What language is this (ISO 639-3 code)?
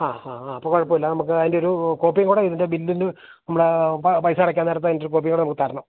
mal